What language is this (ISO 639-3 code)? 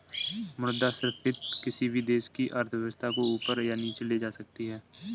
hin